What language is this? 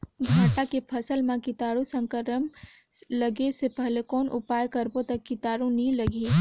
Chhattisgarhi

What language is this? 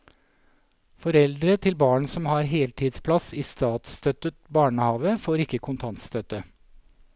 Norwegian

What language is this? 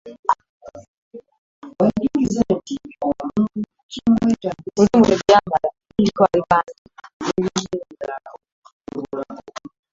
Ganda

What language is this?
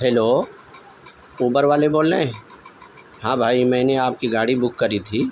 Urdu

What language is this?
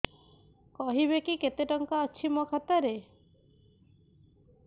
Odia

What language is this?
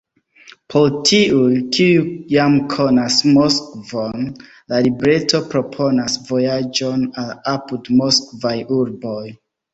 Esperanto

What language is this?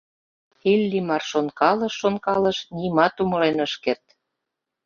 Mari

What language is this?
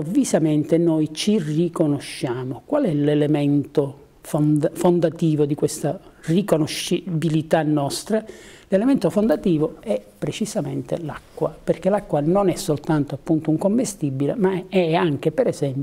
Italian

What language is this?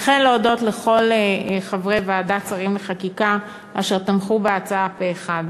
Hebrew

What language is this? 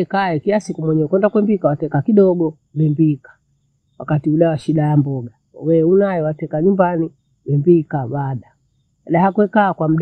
Bondei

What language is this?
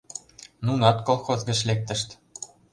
Mari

